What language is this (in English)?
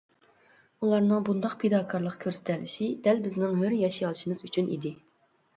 Uyghur